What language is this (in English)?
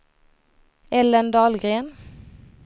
Swedish